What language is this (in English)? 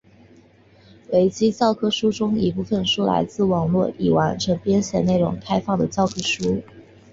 Chinese